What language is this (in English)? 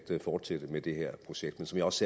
Danish